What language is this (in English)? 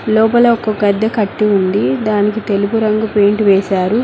Telugu